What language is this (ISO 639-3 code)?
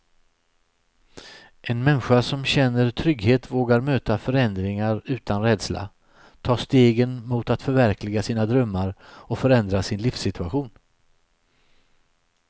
swe